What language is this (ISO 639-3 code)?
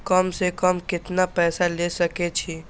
mai